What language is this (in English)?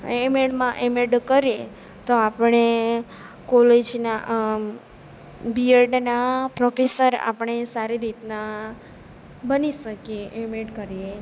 Gujarati